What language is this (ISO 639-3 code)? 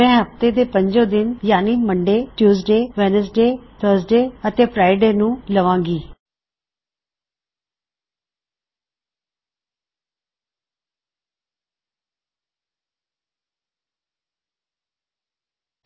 pan